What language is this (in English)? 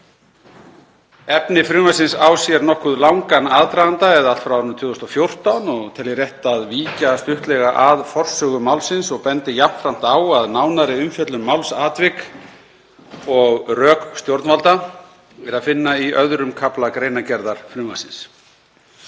Icelandic